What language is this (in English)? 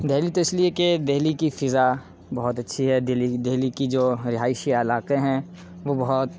Urdu